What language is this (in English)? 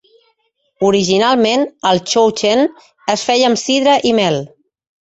Catalan